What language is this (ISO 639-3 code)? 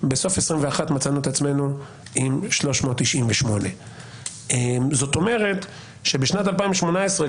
heb